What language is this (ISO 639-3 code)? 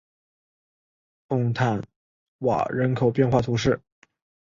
zho